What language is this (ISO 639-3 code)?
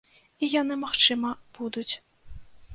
bel